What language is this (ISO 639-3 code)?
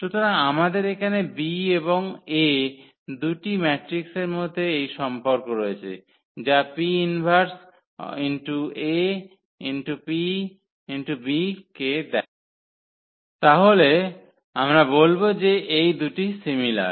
ben